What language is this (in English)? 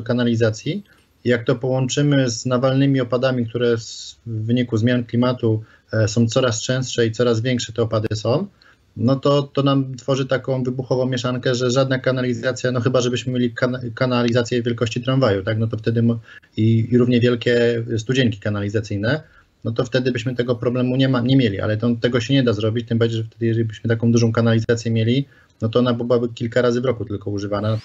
Polish